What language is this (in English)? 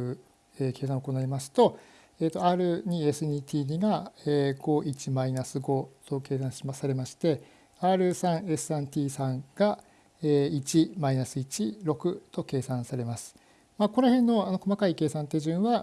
Japanese